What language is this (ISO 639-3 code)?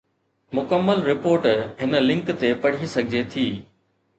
snd